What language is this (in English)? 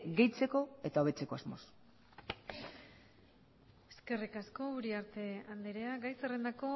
Basque